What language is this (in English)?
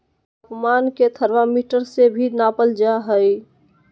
Magahi